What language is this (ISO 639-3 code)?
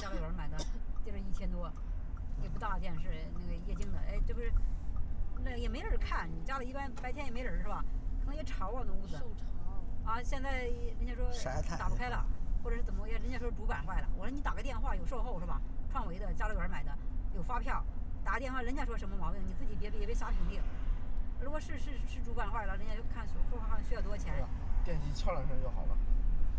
zho